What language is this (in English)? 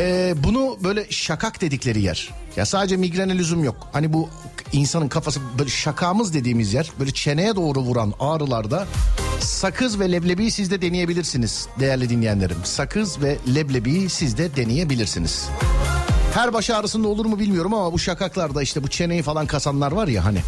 Turkish